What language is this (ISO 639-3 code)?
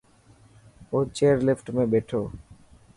mki